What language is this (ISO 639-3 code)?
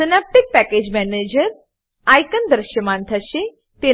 guj